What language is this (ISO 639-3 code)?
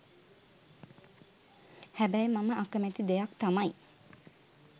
sin